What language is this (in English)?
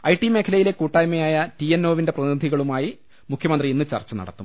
Malayalam